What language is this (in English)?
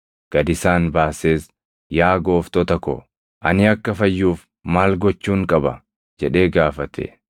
Oromo